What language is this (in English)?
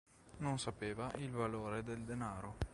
Italian